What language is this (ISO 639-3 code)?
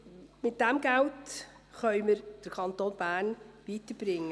gsw